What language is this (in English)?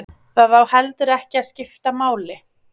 Icelandic